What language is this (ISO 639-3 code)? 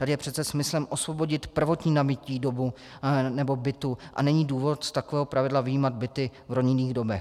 ces